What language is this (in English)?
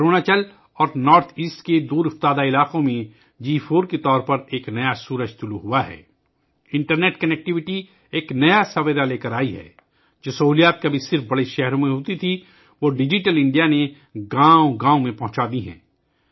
Urdu